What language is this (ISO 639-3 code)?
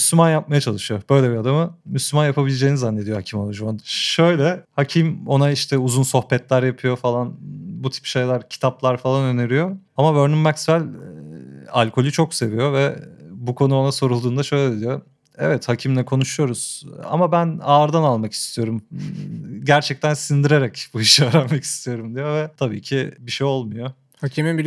tur